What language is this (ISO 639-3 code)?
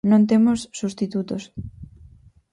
glg